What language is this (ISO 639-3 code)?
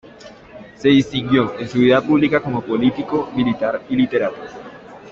spa